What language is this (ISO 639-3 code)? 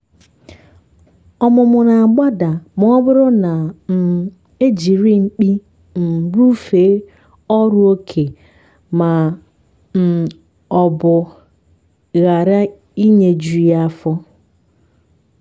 ibo